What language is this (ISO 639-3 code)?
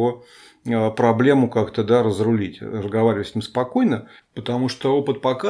rus